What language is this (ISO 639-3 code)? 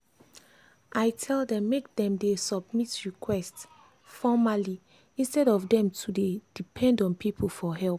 pcm